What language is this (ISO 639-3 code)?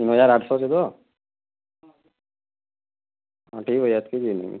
ori